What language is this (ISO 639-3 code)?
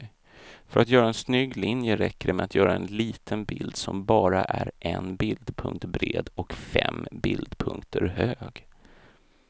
swe